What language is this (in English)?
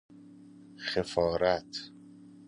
Persian